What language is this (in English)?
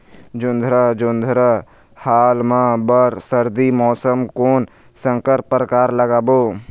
Chhattisgarhi